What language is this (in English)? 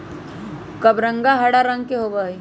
Magahi